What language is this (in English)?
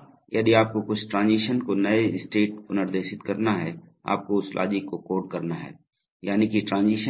Hindi